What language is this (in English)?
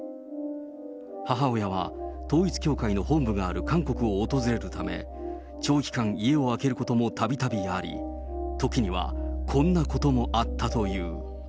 Japanese